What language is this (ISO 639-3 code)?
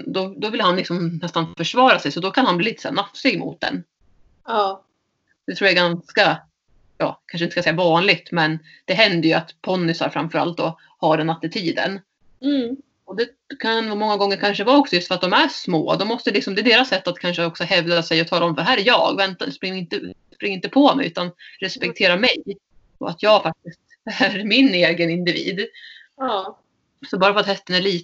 swe